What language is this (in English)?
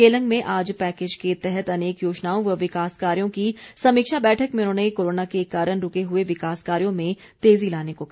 Hindi